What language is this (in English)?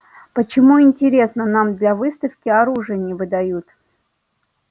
Russian